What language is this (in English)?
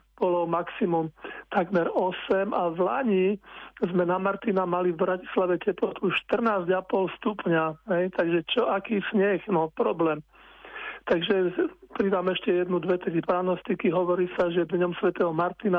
Slovak